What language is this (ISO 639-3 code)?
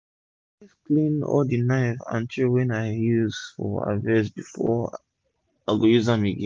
pcm